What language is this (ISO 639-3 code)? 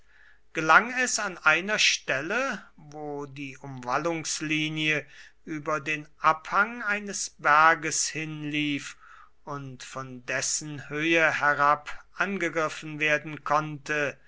deu